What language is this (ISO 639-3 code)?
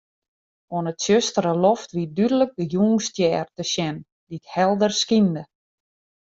fry